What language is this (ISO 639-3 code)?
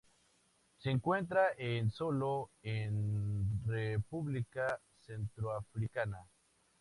spa